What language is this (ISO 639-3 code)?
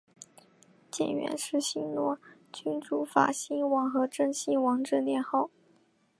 zho